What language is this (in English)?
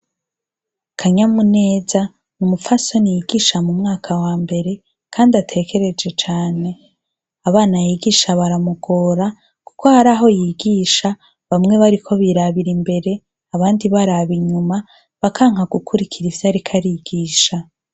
Rundi